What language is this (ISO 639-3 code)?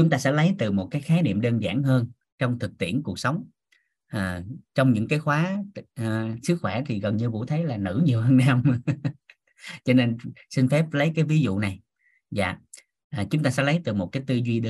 vie